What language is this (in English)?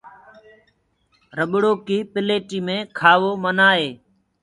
Gurgula